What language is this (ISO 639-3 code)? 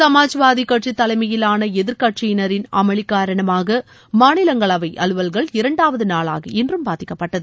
tam